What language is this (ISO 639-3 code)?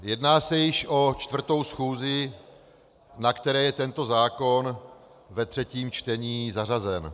ces